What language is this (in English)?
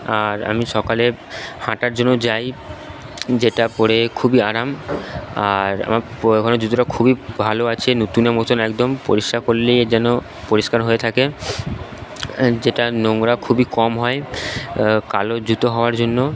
Bangla